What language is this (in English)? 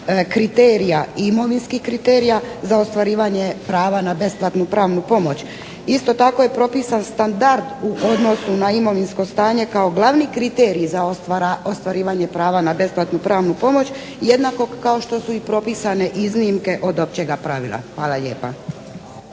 Croatian